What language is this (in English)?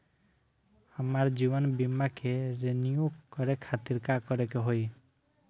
Bhojpuri